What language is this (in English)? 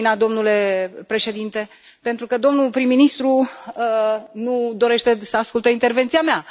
Romanian